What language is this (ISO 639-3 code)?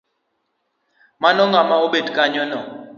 luo